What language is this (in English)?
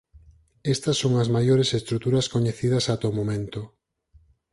Galician